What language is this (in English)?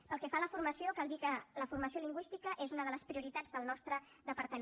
Catalan